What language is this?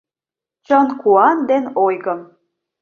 Mari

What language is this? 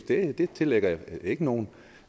Danish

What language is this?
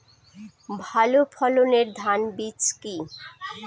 Bangla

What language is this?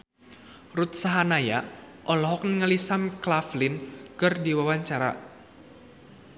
Sundanese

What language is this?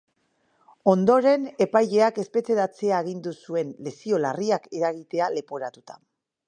Basque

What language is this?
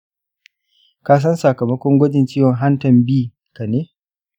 Hausa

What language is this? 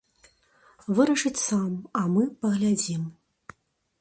Belarusian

